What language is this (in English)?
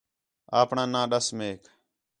Khetrani